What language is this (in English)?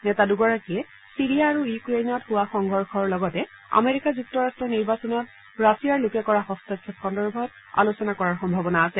Assamese